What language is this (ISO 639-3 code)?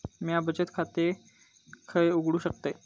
mar